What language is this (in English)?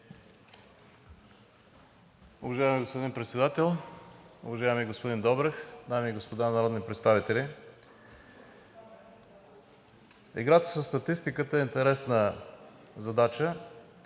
Bulgarian